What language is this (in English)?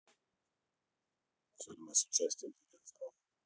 Russian